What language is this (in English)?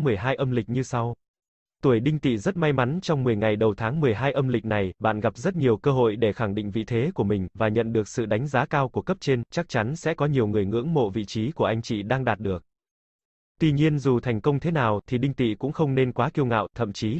Vietnamese